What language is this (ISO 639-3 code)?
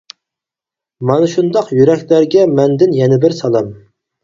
uig